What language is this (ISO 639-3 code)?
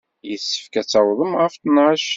kab